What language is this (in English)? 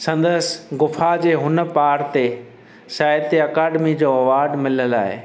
Sindhi